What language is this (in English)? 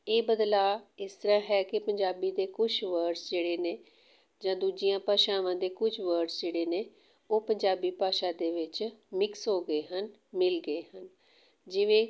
Punjabi